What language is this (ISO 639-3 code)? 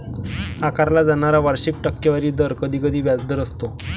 mar